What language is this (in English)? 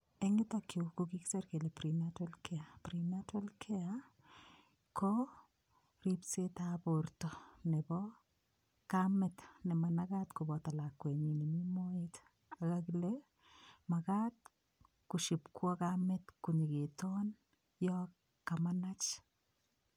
Kalenjin